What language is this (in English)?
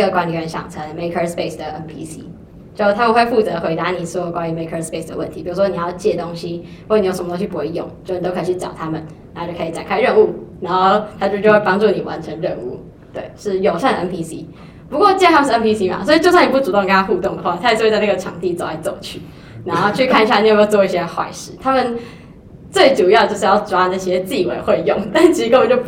Chinese